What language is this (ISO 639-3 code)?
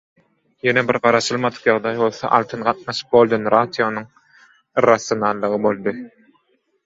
tuk